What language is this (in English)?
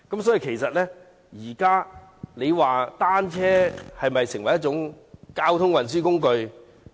Cantonese